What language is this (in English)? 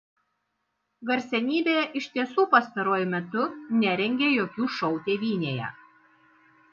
Lithuanian